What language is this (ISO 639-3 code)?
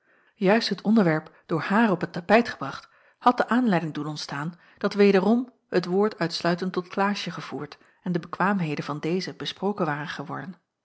nld